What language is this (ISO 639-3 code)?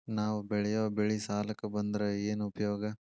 kan